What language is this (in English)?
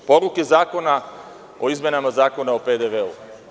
Serbian